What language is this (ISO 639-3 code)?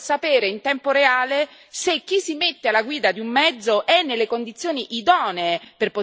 ita